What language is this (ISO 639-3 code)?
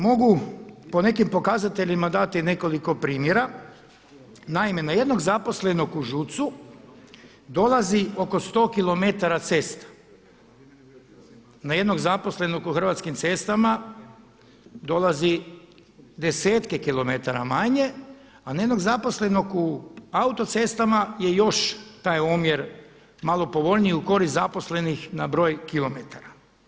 hrv